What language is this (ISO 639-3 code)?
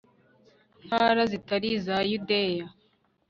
kin